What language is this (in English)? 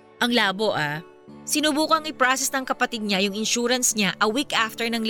Filipino